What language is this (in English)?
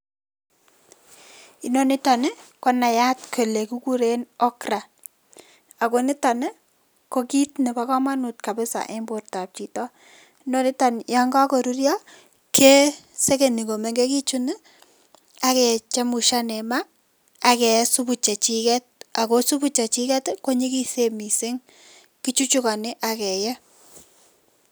Kalenjin